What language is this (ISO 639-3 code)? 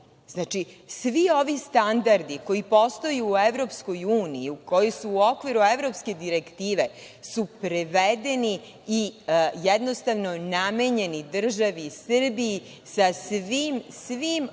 srp